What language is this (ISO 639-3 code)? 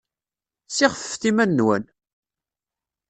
kab